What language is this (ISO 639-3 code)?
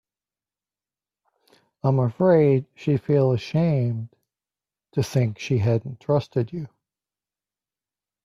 eng